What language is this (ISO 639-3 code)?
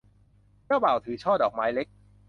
tha